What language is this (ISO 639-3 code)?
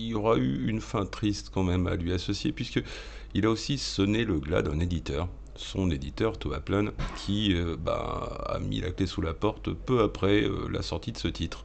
fra